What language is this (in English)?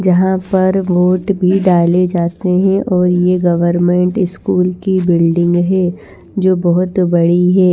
Hindi